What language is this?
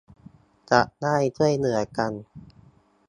Thai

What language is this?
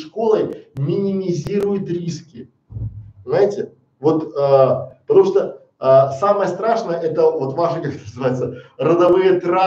Russian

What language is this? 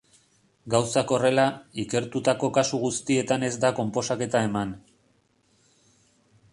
Basque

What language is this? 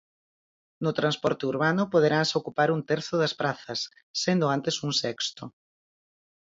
Galician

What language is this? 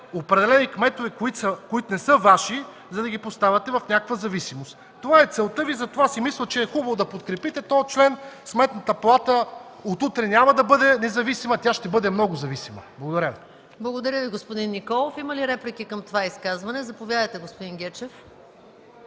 Bulgarian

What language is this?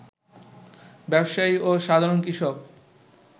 Bangla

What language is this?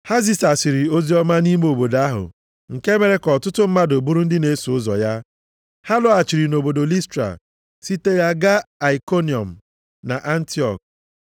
Igbo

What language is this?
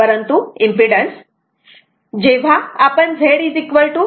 Marathi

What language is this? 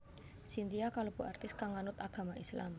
Javanese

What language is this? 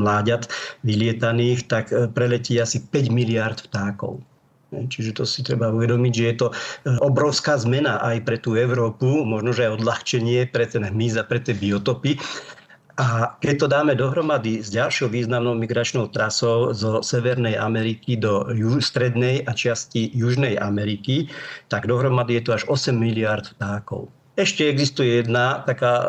Slovak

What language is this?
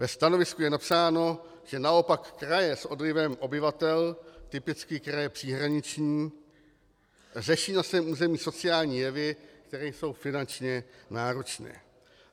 Czech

